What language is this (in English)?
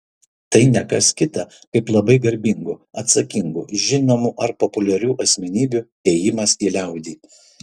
Lithuanian